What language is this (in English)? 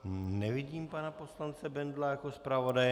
Czech